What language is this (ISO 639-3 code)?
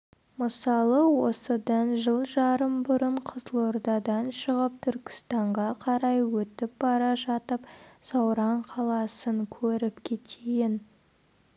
kaz